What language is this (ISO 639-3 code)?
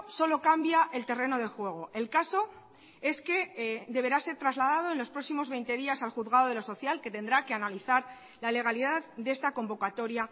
spa